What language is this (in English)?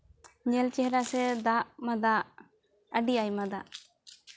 Santali